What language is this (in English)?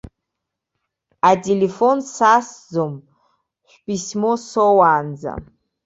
Abkhazian